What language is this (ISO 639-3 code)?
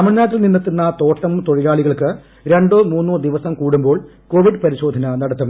mal